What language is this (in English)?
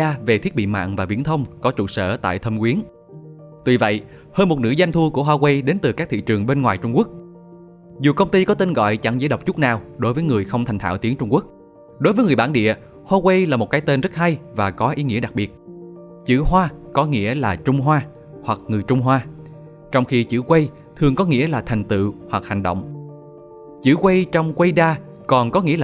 Vietnamese